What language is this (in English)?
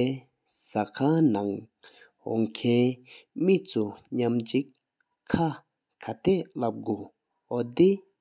Sikkimese